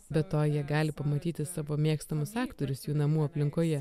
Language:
Lithuanian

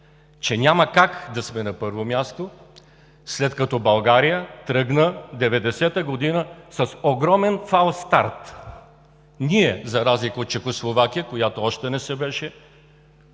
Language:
Bulgarian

